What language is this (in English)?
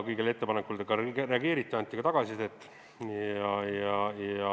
Estonian